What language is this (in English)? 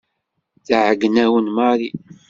Kabyle